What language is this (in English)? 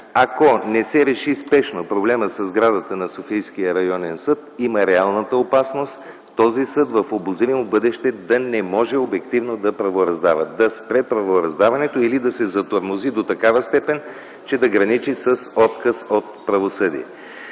Bulgarian